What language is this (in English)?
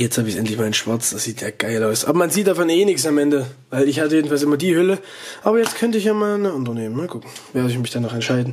German